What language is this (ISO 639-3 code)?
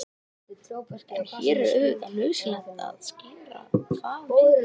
isl